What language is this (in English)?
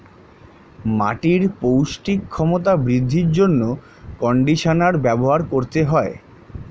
Bangla